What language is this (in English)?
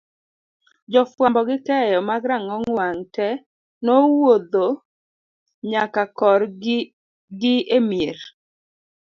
Luo (Kenya and Tanzania)